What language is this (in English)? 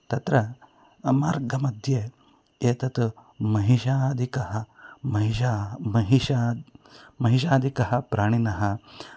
Sanskrit